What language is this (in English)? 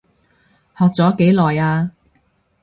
Cantonese